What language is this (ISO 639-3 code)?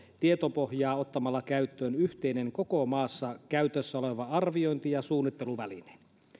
fin